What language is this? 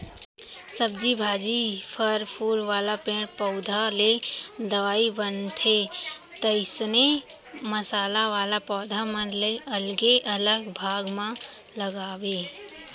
Chhattisgarhi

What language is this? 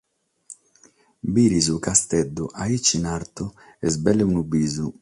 Sardinian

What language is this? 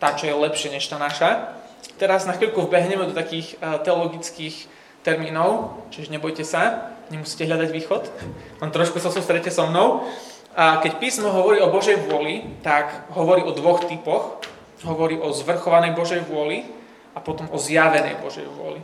Slovak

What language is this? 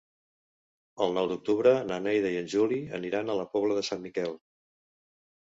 Catalan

